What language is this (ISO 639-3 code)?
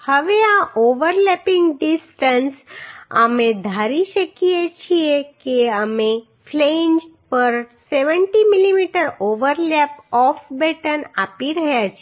guj